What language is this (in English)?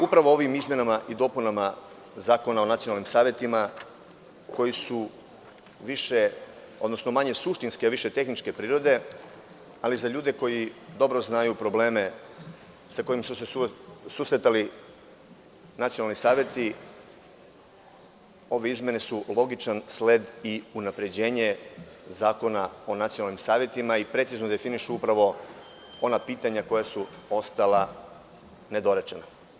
Serbian